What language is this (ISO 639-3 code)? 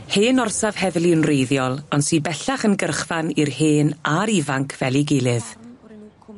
cym